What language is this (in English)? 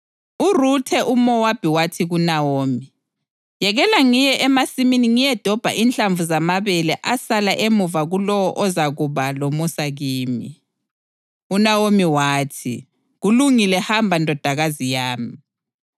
North Ndebele